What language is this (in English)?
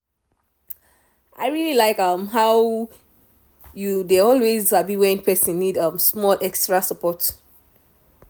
Nigerian Pidgin